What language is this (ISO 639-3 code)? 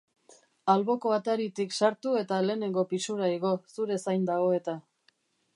eus